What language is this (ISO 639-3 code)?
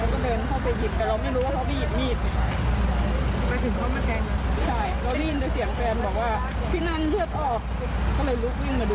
tha